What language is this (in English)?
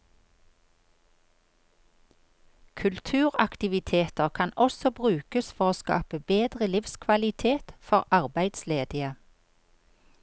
Norwegian